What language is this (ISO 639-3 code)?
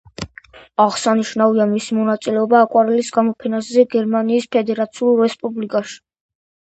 kat